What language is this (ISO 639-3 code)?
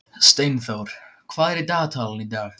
isl